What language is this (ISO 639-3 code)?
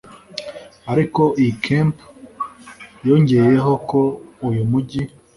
kin